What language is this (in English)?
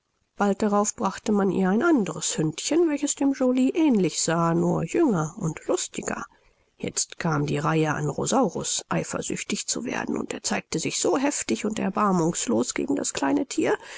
German